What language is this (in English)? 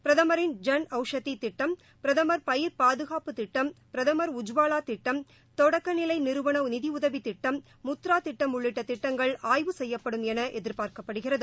Tamil